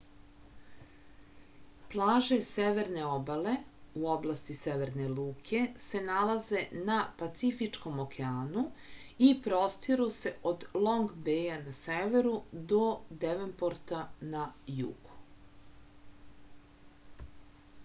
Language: Serbian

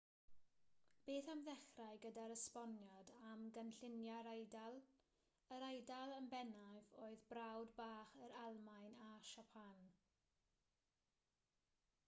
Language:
Welsh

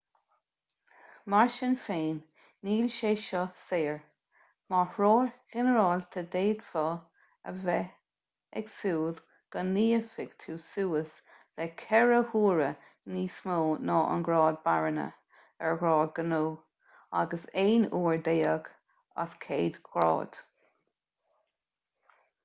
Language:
Irish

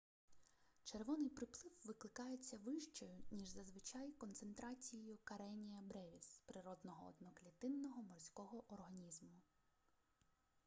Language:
Ukrainian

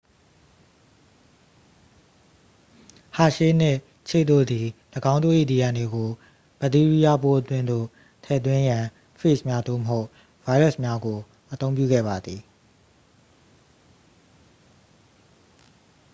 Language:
Burmese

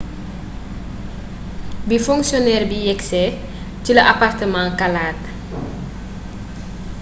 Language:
Wolof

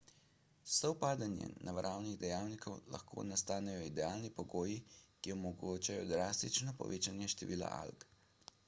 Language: Slovenian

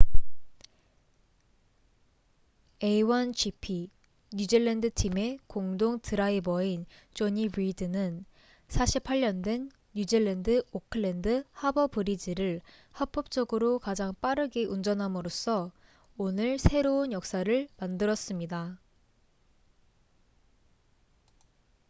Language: Korean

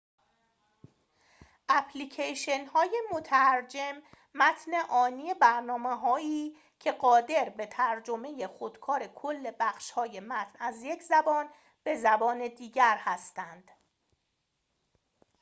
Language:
Persian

